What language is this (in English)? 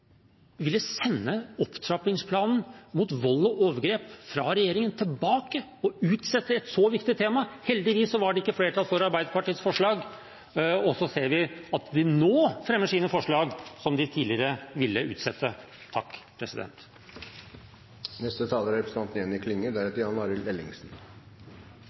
Norwegian